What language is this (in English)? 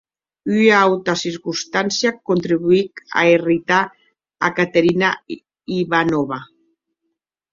Occitan